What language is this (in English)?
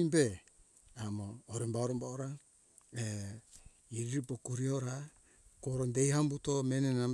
Hunjara-Kaina Ke